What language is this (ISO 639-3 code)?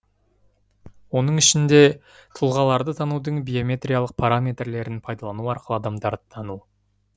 kaz